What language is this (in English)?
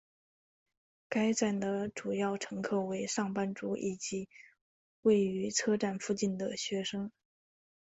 Chinese